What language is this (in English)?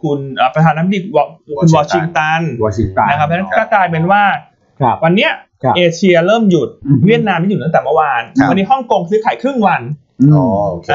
Thai